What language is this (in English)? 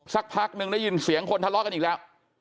Thai